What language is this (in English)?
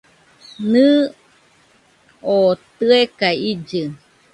Nüpode Huitoto